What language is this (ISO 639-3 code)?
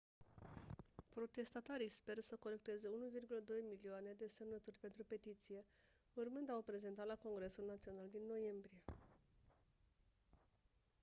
ron